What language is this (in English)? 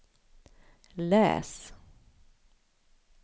Swedish